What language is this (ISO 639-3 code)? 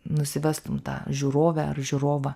lit